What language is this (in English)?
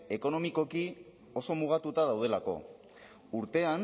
Basque